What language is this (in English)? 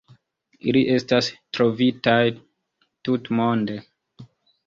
Esperanto